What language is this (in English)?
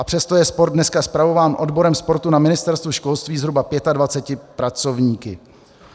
Czech